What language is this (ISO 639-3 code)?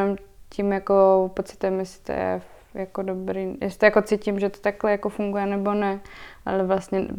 ces